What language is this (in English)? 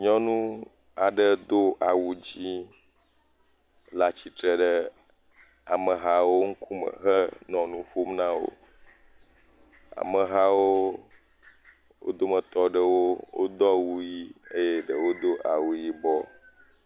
Ewe